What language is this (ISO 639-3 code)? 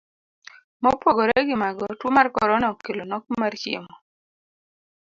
luo